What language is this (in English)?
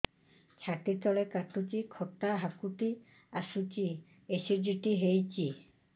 Odia